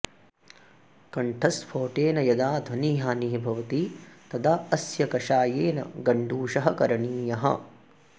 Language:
Sanskrit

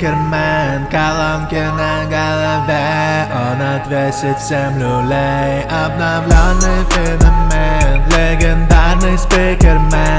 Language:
Russian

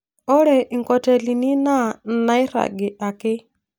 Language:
Masai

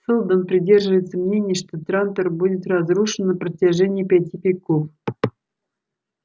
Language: Russian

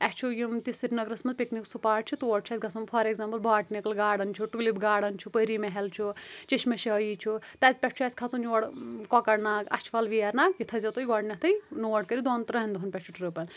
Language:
Kashmiri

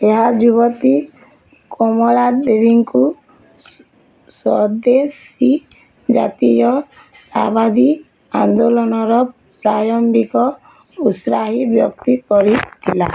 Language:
Odia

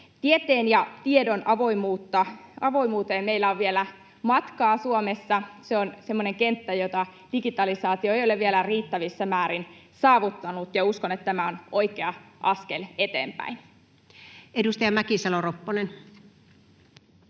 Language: Finnish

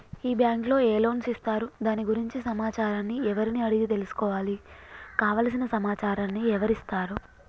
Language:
Telugu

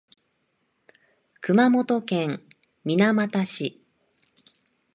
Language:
Japanese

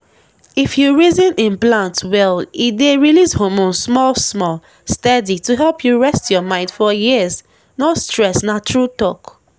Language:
Nigerian Pidgin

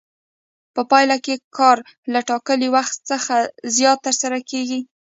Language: Pashto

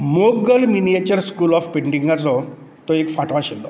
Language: Konkani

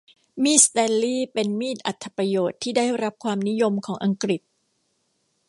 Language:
Thai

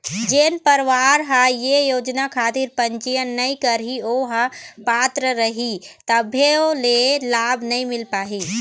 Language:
Chhattisgarhi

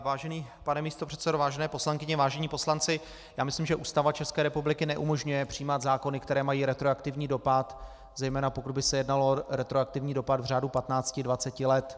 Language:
Czech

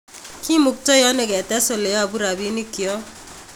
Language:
Kalenjin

